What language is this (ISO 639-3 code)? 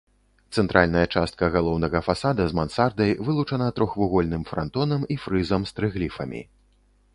bel